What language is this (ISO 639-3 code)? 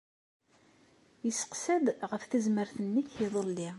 kab